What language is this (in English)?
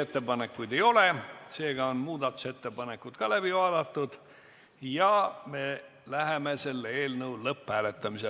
Estonian